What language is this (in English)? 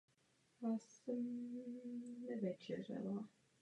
Czech